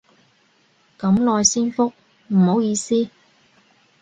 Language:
Cantonese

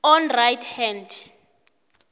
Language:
South Ndebele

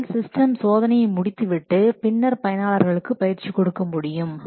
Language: Tamil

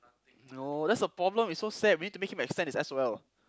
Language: English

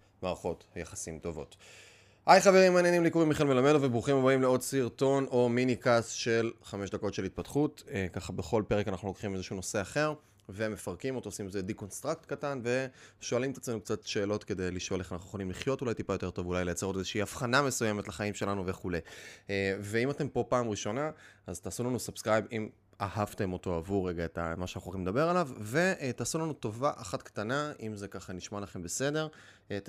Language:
Hebrew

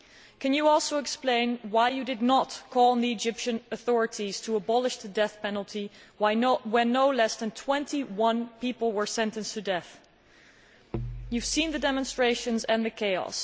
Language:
English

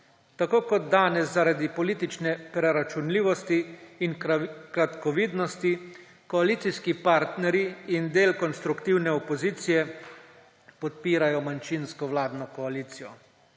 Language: Slovenian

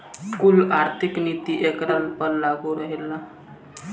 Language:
Bhojpuri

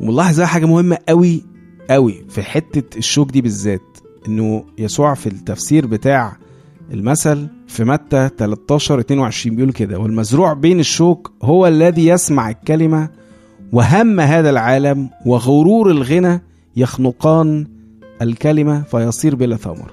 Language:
Arabic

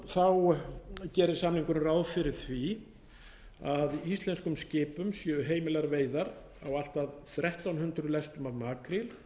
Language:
Icelandic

